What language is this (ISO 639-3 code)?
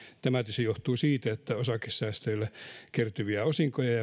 fin